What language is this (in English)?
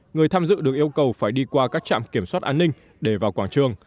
Vietnamese